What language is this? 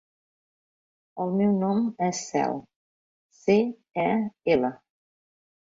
Catalan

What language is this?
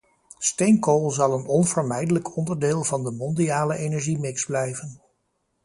Dutch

